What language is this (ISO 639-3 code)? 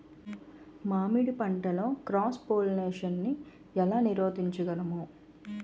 tel